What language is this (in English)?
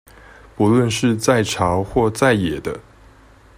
Chinese